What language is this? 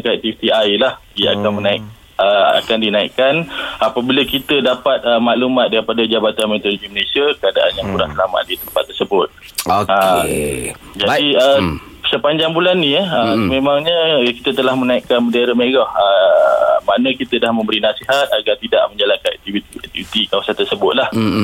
Malay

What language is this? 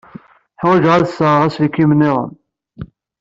Kabyle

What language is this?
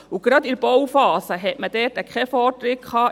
Swiss German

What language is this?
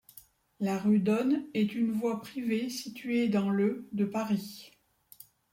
French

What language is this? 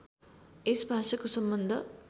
Nepali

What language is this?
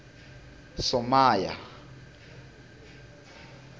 Tsonga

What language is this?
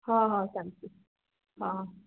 Odia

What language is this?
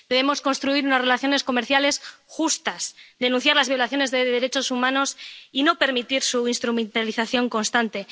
Spanish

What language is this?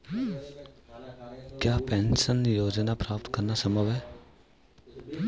Hindi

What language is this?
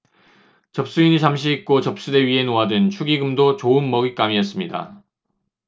Korean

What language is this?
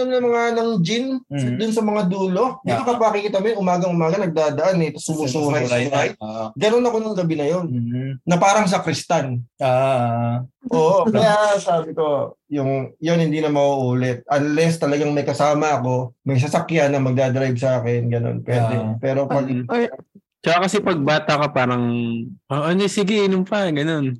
Filipino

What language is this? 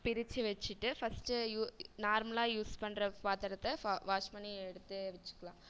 Tamil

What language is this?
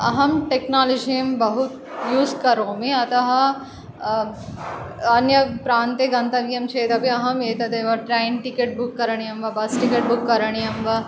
Sanskrit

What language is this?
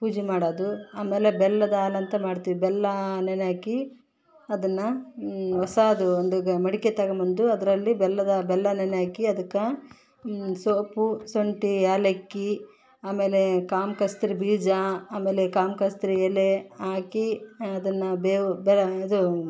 Kannada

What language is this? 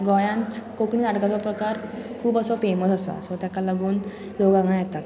Konkani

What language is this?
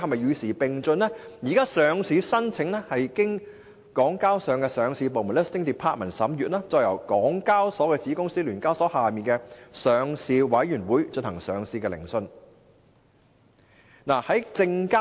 Cantonese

